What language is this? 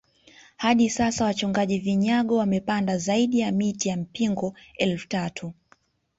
Swahili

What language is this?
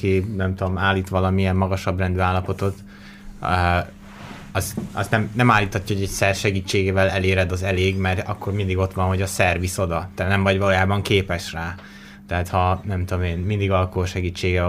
Hungarian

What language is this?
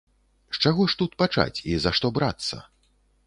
Belarusian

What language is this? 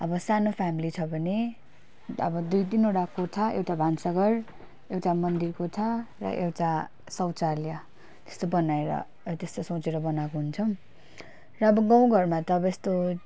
Nepali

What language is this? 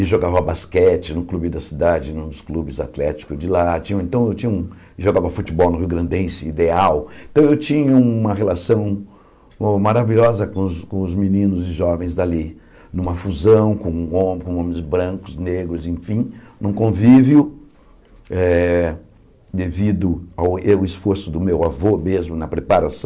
Portuguese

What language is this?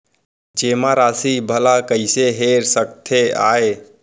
Chhattisgarhi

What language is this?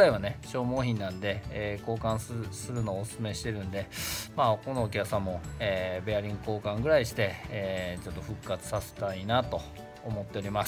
Japanese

